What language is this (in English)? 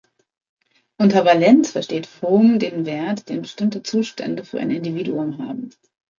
German